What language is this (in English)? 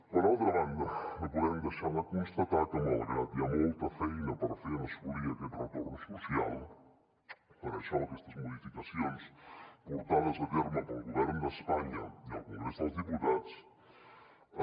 Catalan